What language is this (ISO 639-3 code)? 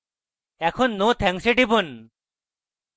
ben